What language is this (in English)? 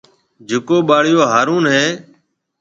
Marwari (Pakistan)